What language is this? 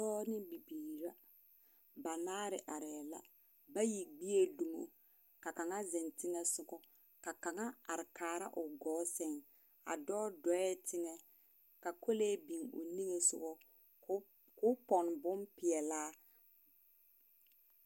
Southern Dagaare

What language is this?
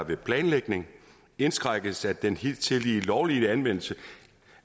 Danish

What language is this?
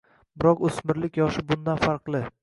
Uzbek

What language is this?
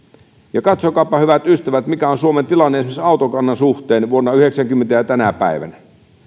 Finnish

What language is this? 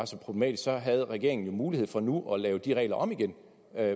Danish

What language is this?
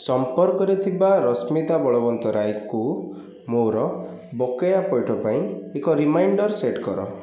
Odia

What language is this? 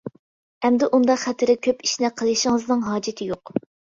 Uyghur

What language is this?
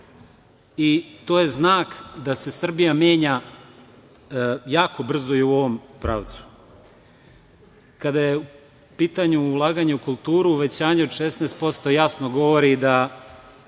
Serbian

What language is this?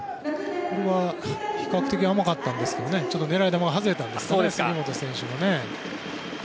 Japanese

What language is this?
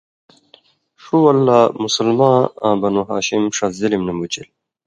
Indus Kohistani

